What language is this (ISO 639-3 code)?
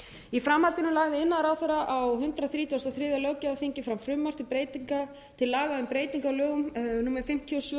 isl